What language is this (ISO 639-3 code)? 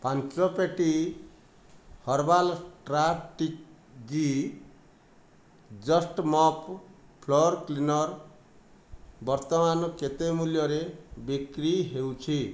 ori